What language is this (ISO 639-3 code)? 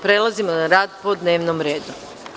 srp